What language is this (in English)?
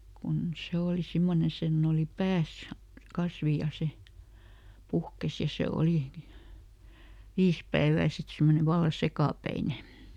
Finnish